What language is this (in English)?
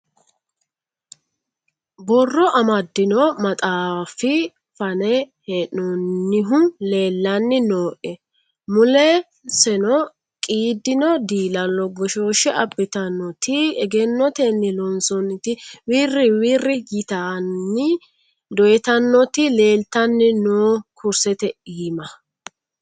Sidamo